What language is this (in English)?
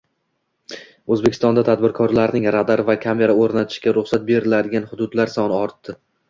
Uzbek